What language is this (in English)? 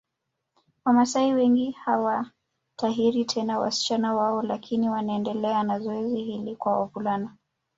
Swahili